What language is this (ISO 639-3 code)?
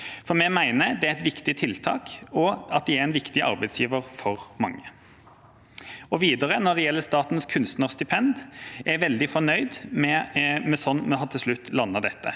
nor